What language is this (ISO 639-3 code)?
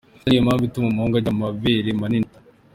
kin